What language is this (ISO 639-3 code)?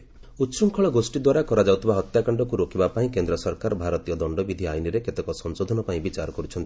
ori